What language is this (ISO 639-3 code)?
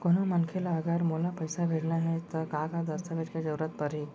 hne